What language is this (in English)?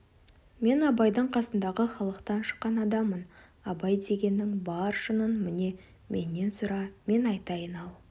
Kazakh